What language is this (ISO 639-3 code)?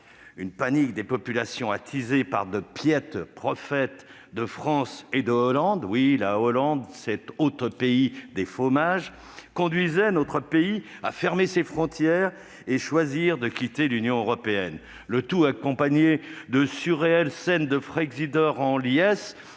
fra